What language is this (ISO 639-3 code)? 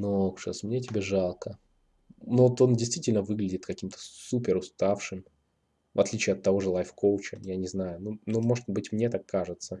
rus